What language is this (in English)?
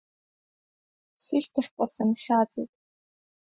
Abkhazian